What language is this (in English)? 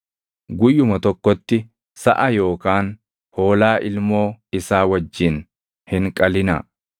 Oromo